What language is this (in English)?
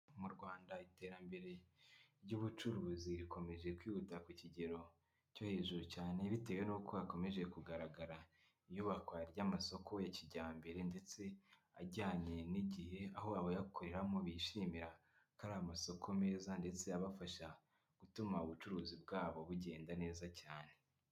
Kinyarwanda